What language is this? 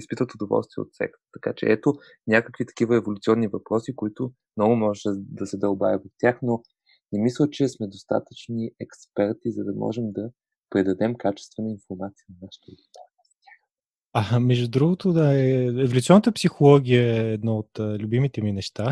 Bulgarian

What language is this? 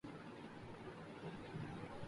Urdu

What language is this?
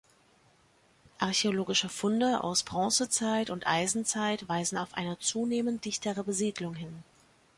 German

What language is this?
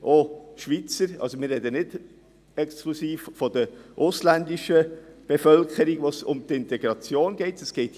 Swiss German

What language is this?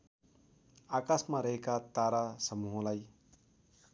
Nepali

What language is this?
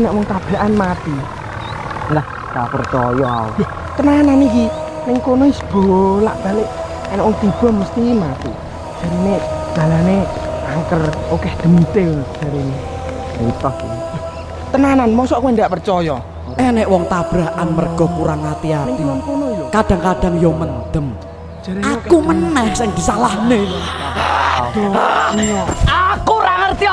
Indonesian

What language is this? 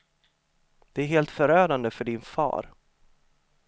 Swedish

